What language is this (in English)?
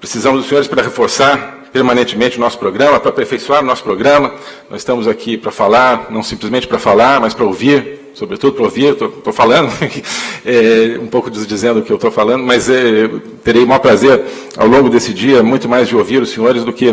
Portuguese